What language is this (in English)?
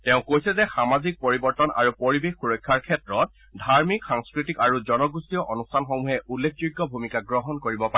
Assamese